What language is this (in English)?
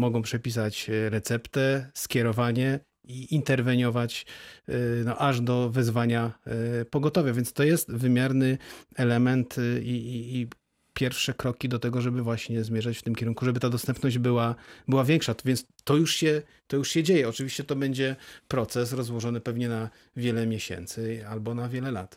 Polish